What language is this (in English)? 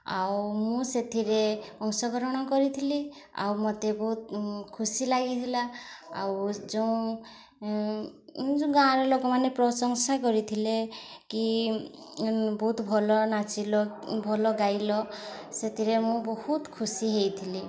Odia